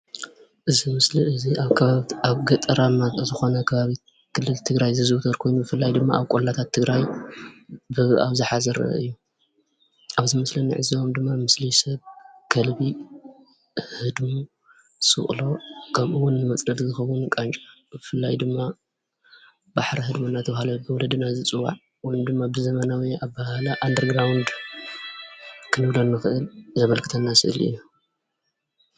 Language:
Tigrinya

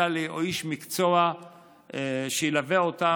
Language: Hebrew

